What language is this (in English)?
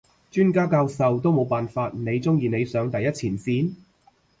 Cantonese